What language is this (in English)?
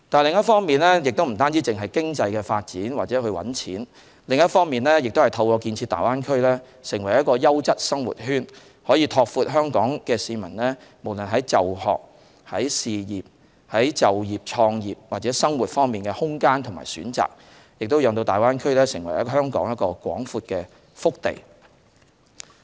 Cantonese